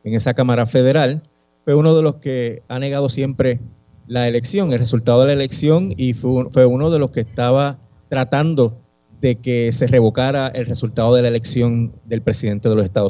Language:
Spanish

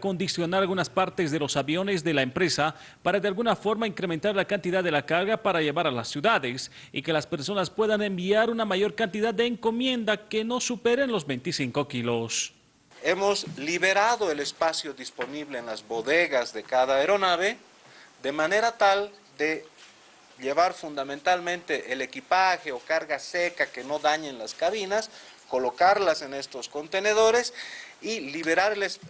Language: Spanish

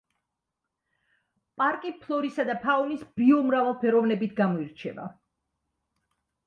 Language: Georgian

